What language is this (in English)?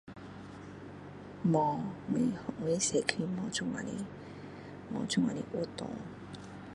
Min Dong Chinese